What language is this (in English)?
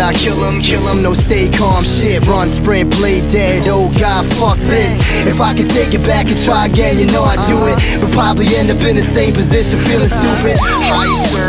English